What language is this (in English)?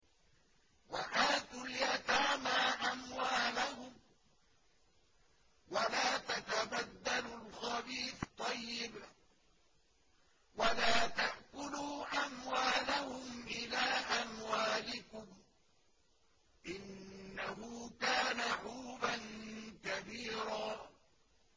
Arabic